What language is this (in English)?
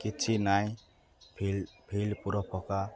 Odia